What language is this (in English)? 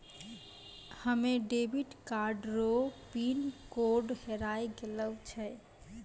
Maithili